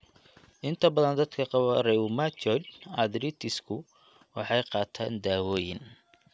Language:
Somali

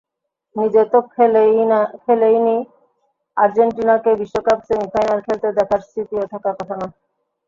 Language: Bangla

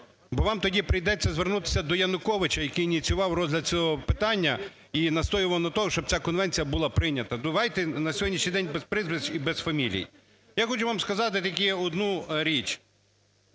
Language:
Ukrainian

